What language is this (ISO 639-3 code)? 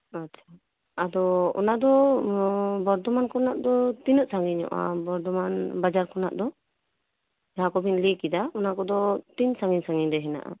sat